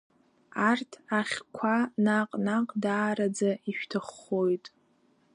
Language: Abkhazian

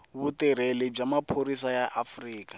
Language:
Tsonga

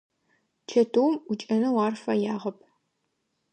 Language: Adyghe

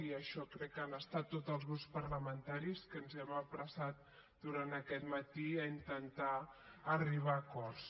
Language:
Catalan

